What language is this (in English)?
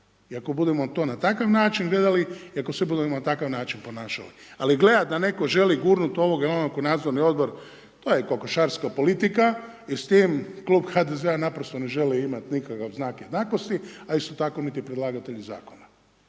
Croatian